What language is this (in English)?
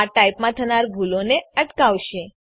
Gujarati